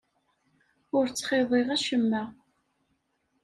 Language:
Kabyle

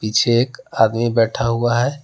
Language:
Hindi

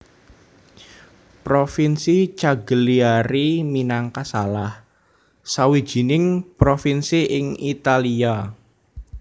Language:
Javanese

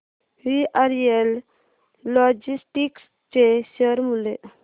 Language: Marathi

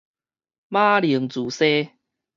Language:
Min Nan Chinese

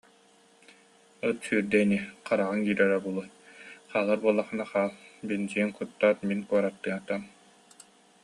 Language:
Yakut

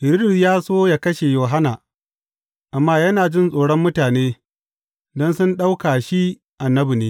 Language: Hausa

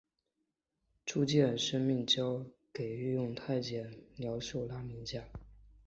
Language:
Chinese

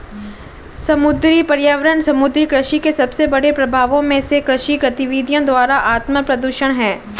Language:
Hindi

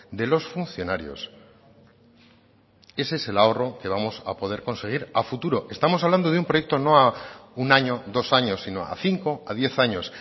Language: Spanish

